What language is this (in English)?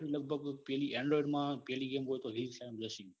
Gujarati